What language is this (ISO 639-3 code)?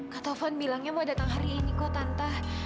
ind